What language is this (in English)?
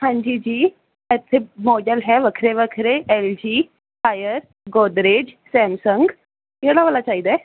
Punjabi